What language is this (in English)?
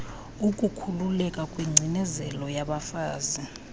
Xhosa